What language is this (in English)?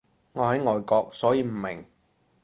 Cantonese